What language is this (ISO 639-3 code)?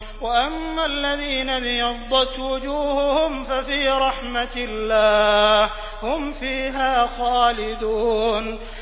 ara